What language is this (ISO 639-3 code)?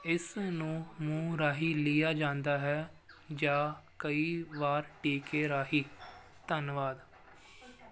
pan